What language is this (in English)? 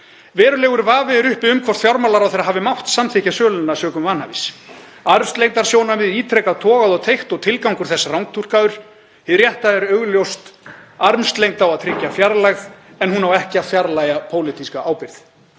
Icelandic